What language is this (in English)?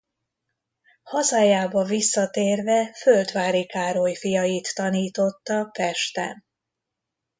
Hungarian